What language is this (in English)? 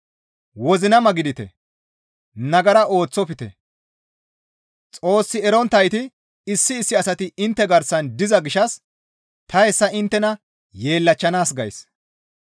Gamo